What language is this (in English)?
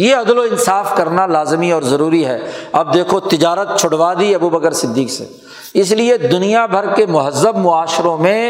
Urdu